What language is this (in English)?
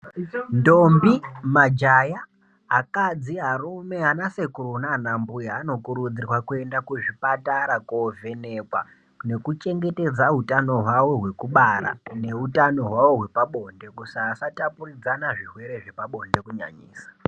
Ndau